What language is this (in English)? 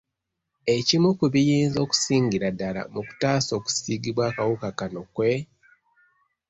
Ganda